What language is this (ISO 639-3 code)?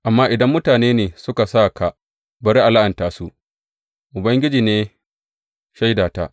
hau